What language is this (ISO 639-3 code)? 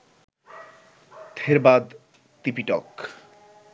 ben